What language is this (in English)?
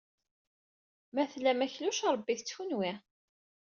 Kabyle